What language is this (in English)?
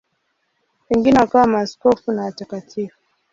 Swahili